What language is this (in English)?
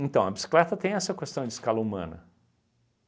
Portuguese